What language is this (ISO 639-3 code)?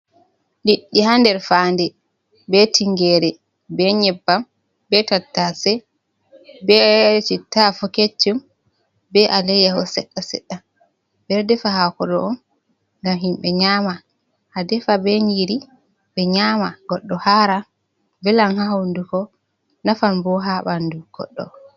ful